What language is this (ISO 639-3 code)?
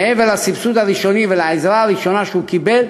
heb